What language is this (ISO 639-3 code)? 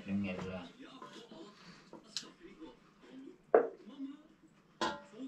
tur